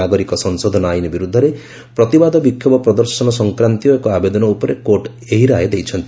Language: Odia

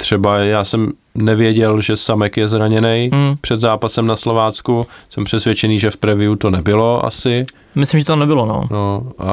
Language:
Czech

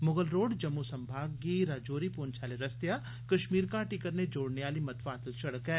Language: Dogri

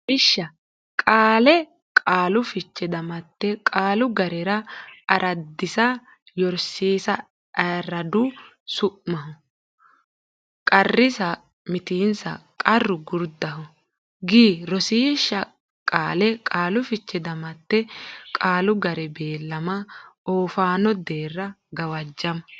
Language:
Sidamo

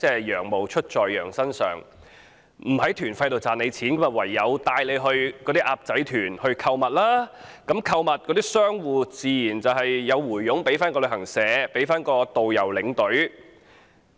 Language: Cantonese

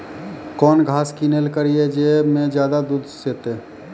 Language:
Maithili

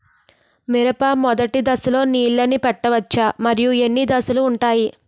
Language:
Telugu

